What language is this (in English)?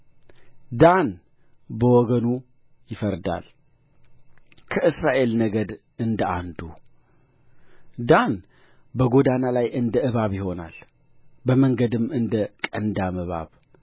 Amharic